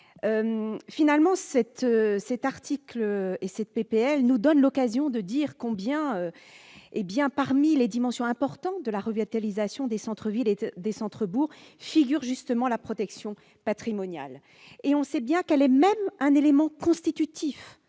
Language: French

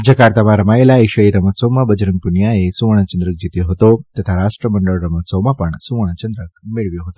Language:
Gujarati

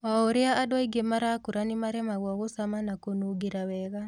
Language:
Kikuyu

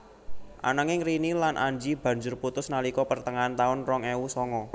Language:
Javanese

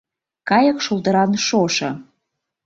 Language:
Mari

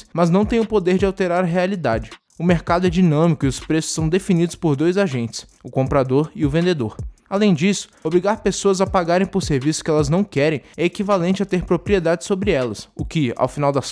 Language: Portuguese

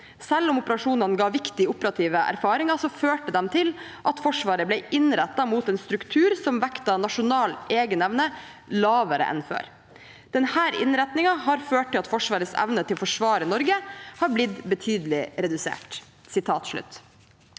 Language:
Norwegian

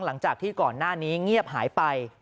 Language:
Thai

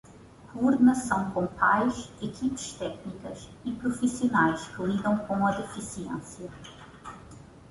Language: Portuguese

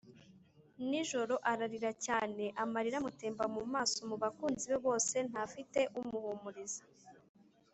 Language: Kinyarwanda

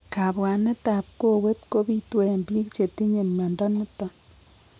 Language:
Kalenjin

